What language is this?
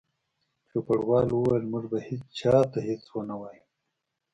Pashto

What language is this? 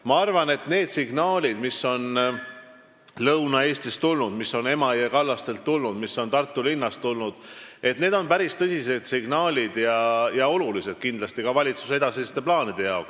Estonian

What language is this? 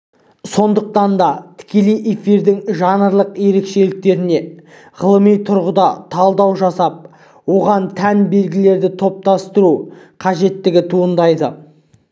Kazakh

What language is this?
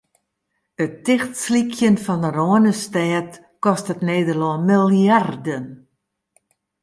Western Frisian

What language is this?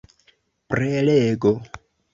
Esperanto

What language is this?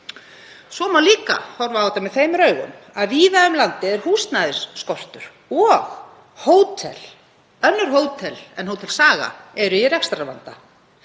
Icelandic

